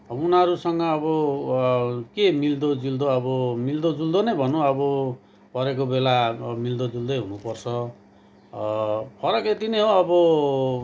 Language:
Nepali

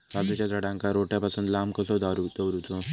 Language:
Marathi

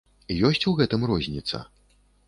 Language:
Belarusian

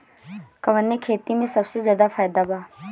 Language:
Bhojpuri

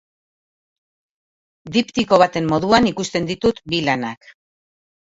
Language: Basque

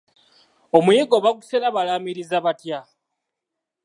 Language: Ganda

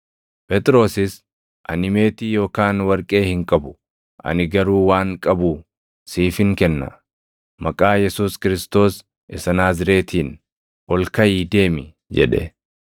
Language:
Oromo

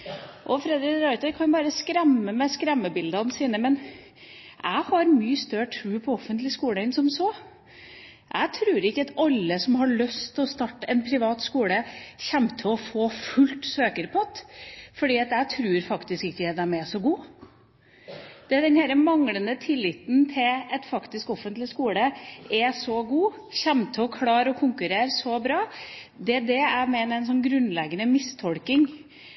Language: Norwegian Bokmål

